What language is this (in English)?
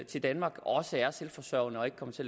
Danish